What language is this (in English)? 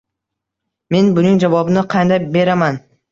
Uzbek